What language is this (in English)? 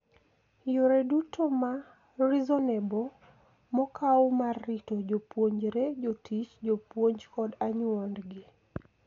Luo (Kenya and Tanzania)